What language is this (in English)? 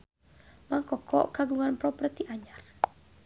Sundanese